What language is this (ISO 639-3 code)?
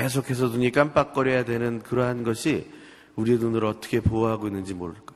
kor